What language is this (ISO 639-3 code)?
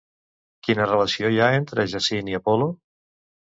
cat